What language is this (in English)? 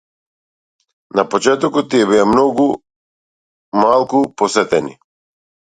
Macedonian